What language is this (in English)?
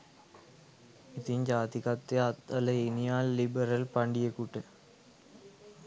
Sinhala